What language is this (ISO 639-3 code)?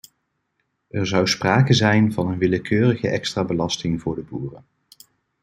nld